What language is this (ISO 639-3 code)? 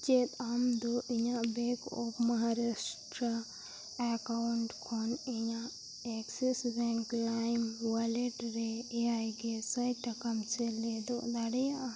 sat